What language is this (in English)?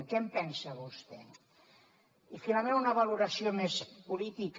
Catalan